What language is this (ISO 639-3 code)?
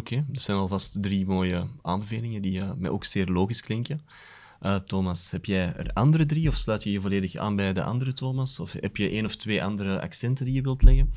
nld